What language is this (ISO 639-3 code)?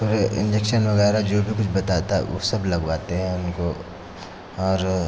hin